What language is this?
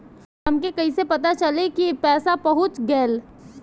Bhojpuri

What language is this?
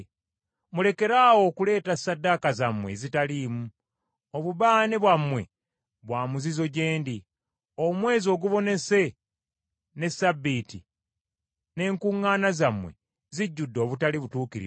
Ganda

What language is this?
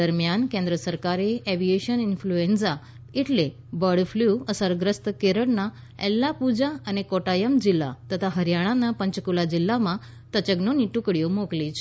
Gujarati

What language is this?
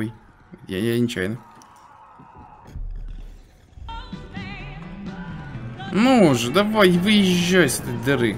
Russian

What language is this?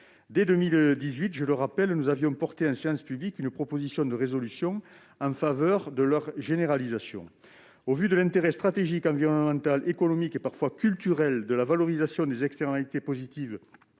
French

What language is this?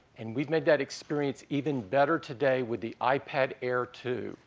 English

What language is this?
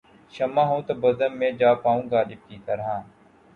Urdu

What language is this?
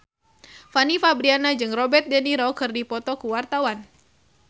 Sundanese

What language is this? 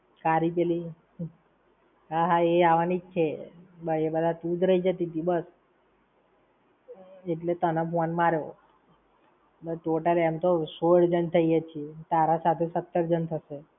Gujarati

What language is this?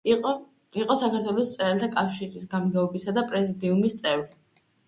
Georgian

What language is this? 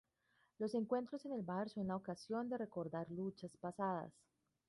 Spanish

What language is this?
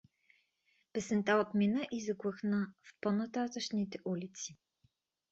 Bulgarian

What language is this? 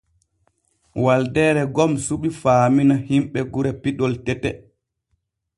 Borgu Fulfulde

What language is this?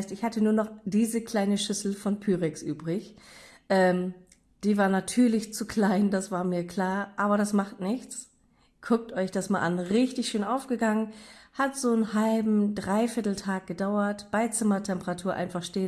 German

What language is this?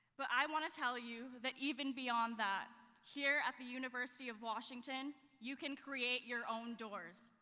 English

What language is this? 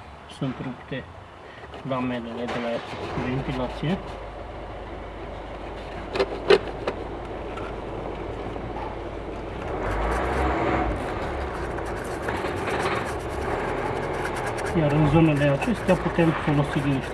Romanian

